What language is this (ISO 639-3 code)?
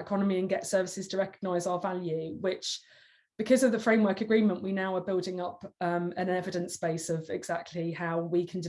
eng